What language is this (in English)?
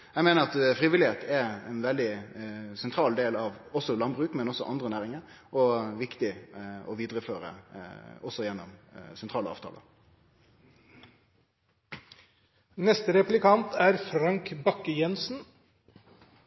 Norwegian Nynorsk